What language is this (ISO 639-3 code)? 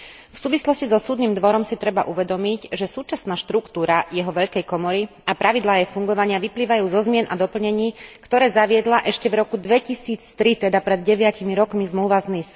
slk